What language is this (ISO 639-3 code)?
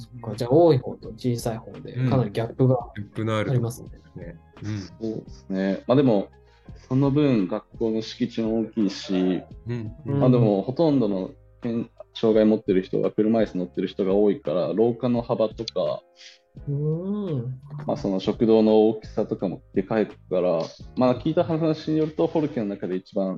jpn